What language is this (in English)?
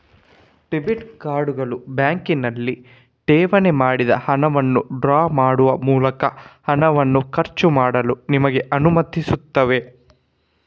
Kannada